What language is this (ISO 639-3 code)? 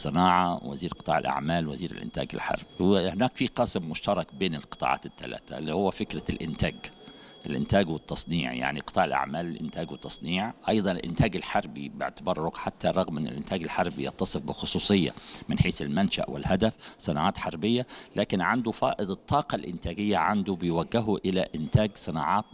ara